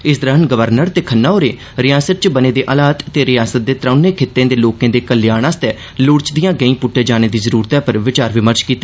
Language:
Dogri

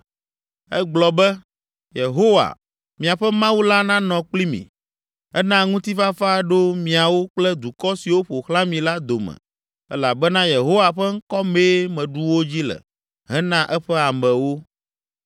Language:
Ewe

